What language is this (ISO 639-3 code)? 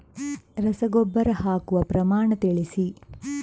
kan